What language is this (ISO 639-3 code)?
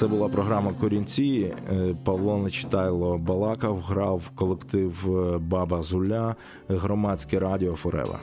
ukr